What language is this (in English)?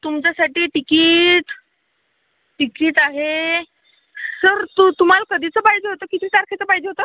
Marathi